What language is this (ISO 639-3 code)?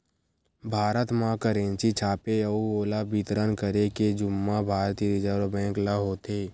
hne